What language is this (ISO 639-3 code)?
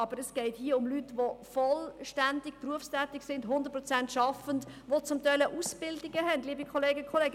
gsw